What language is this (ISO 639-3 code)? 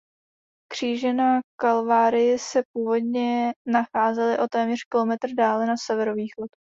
ces